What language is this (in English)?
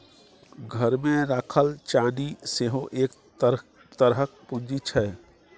Maithili